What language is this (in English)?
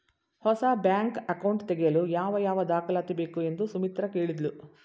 Kannada